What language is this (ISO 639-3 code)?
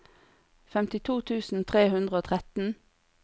nor